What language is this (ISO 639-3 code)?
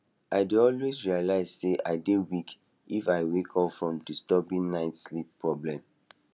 pcm